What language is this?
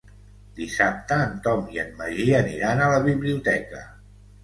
Catalan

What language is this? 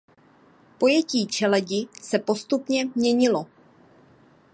Czech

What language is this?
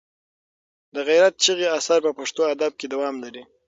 Pashto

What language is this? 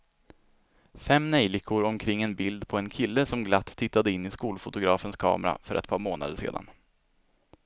Swedish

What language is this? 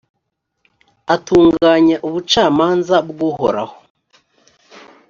Kinyarwanda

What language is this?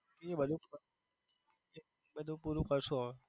Gujarati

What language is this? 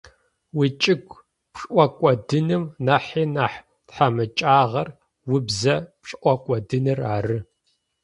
Adyghe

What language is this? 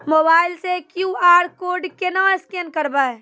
Maithili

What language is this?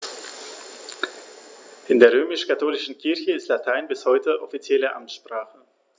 German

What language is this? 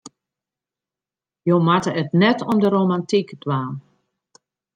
Western Frisian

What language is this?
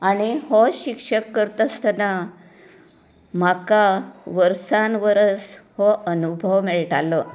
Konkani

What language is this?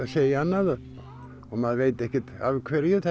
Icelandic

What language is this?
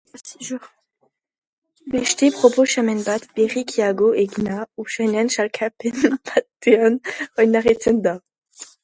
Basque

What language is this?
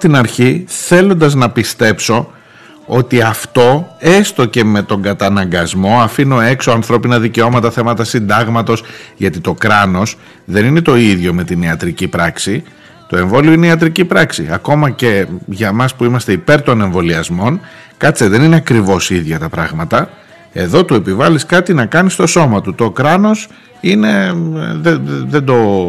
Greek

